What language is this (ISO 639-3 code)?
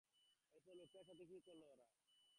ben